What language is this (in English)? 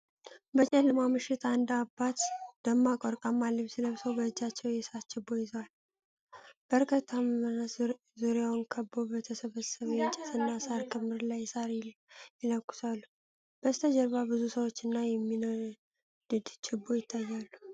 Amharic